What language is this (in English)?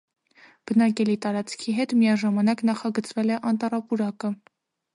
Armenian